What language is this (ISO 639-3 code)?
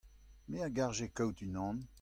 bre